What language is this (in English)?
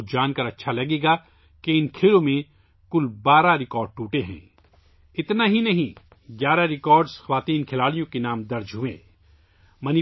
Urdu